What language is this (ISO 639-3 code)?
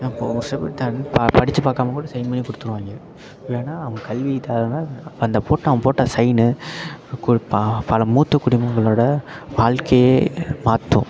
tam